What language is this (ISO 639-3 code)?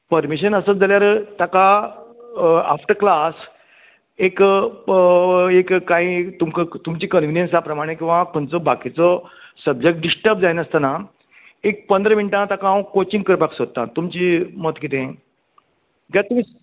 kok